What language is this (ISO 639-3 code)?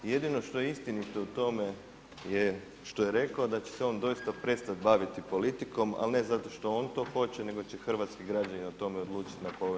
hrv